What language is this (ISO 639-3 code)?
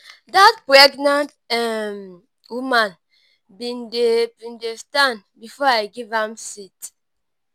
pcm